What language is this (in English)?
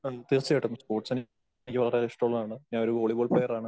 Malayalam